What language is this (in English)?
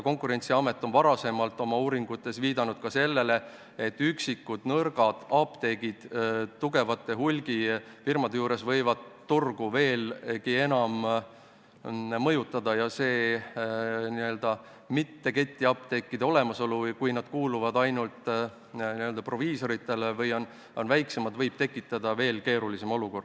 Estonian